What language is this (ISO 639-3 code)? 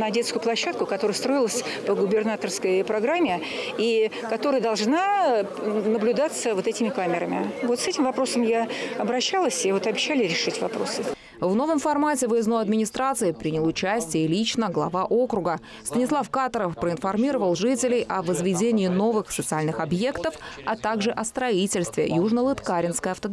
rus